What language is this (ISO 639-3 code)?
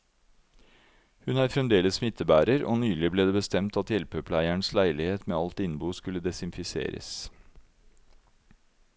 nor